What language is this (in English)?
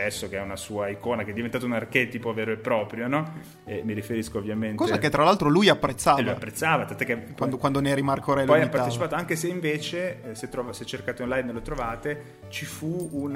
Italian